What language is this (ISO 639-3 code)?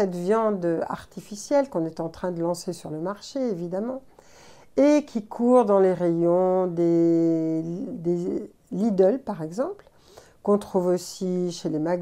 fra